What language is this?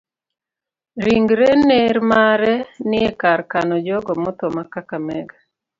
Luo (Kenya and Tanzania)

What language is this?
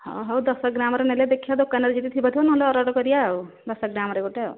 Odia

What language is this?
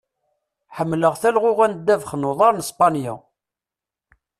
Kabyle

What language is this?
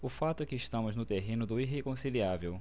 Portuguese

